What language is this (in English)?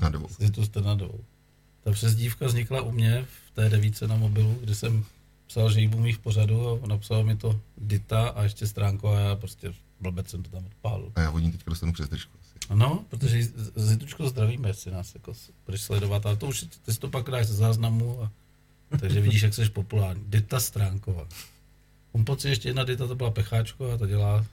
Czech